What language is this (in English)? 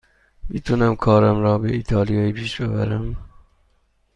Persian